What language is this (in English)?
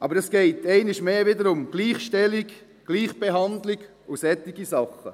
Swiss German